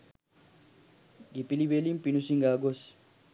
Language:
Sinhala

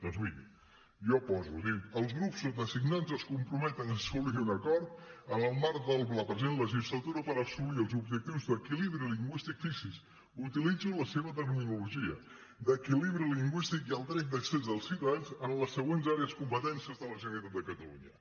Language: Catalan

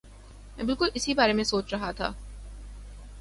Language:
Urdu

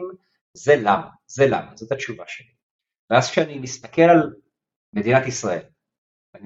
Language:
Hebrew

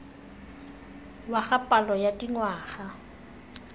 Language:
Tswana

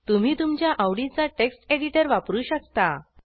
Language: Marathi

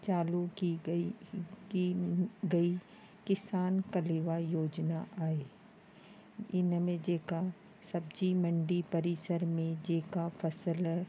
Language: Sindhi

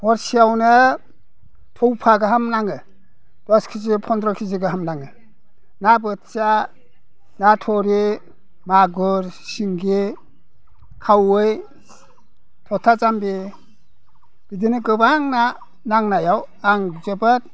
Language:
Bodo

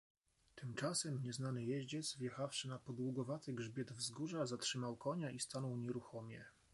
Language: Polish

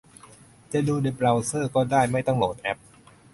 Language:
Thai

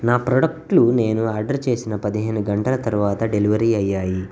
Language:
Telugu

